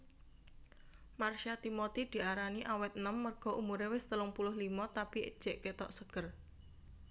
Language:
Javanese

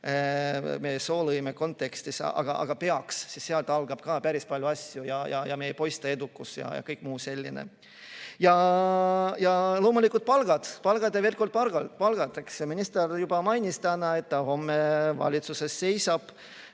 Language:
Estonian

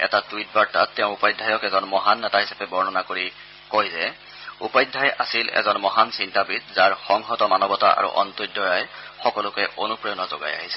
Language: Assamese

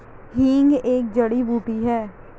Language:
Hindi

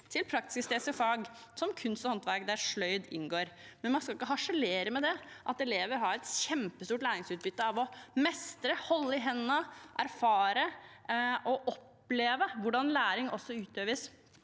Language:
Norwegian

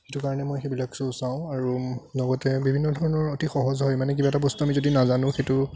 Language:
Assamese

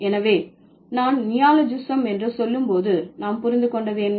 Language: Tamil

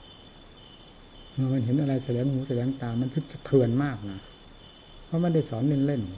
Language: Thai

